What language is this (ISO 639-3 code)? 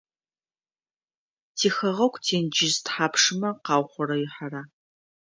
ady